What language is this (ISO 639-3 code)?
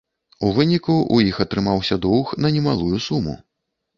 bel